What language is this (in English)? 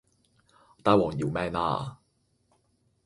Cantonese